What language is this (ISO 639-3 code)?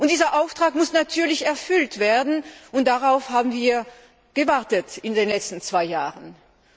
deu